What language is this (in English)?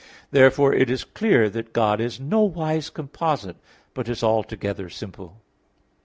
English